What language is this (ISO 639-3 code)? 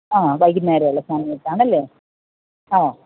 mal